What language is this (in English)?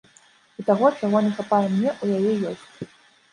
Belarusian